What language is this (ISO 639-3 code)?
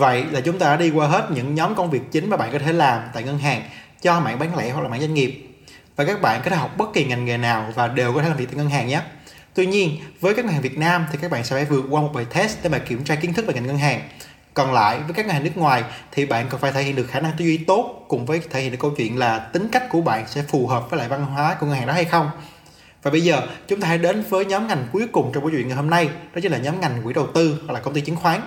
vie